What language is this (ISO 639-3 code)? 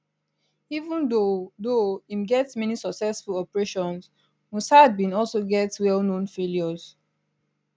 pcm